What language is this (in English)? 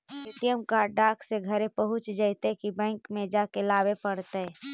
Magahi